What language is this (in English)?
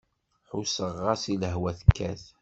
Kabyle